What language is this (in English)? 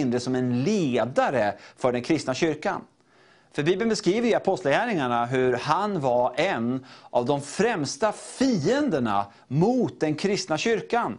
Swedish